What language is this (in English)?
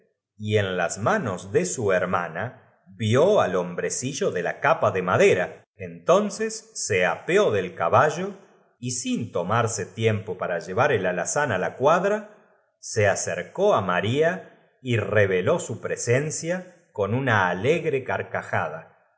Spanish